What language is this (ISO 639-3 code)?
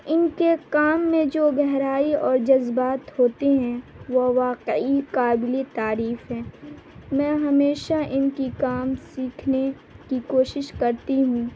urd